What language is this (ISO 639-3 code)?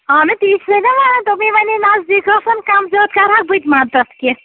kas